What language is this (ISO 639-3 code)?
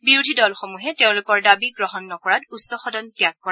asm